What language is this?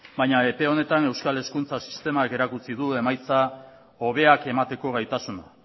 Basque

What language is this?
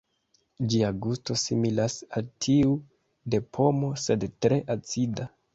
Esperanto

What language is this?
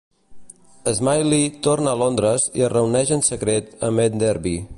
Catalan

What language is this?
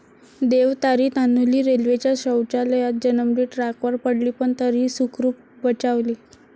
Marathi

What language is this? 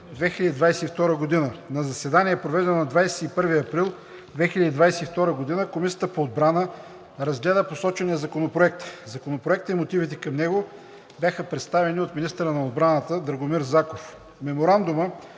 Bulgarian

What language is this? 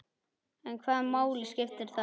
Icelandic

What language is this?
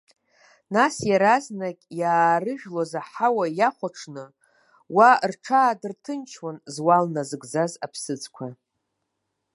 Abkhazian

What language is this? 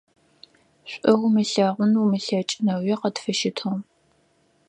Adyghe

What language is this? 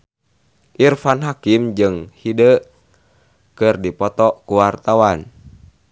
Sundanese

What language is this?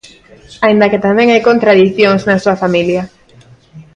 Galician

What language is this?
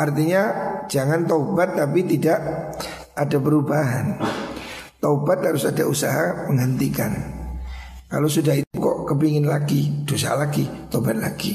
Indonesian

